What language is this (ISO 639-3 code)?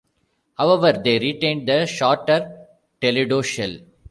eng